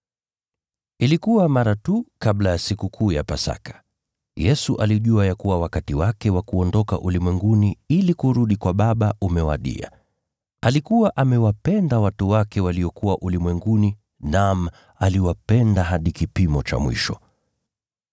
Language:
Swahili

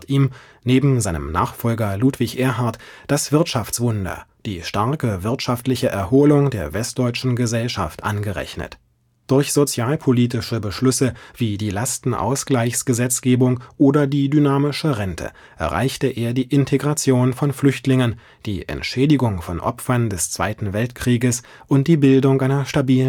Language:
German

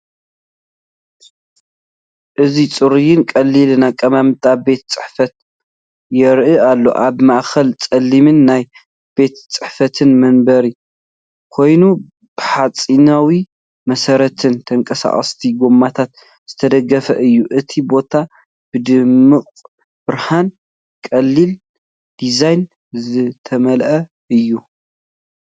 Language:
Tigrinya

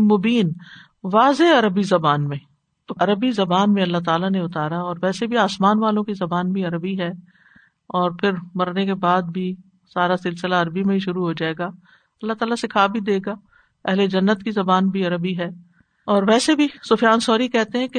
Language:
Urdu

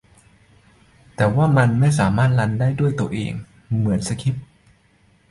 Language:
Thai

